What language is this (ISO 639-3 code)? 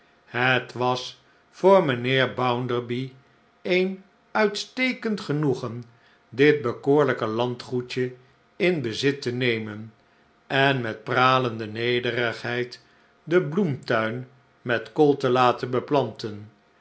nld